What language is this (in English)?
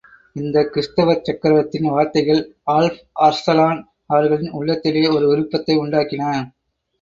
Tamil